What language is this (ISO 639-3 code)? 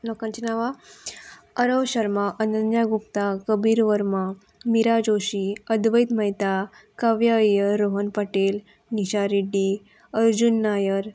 kok